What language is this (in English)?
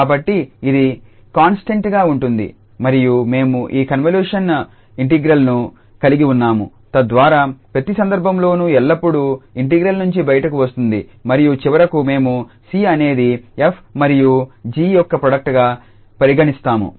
Telugu